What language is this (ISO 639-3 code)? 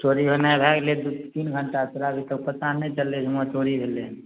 mai